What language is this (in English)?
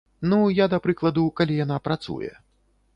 Belarusian